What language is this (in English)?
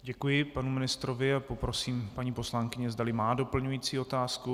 Czech